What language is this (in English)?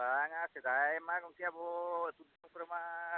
Santali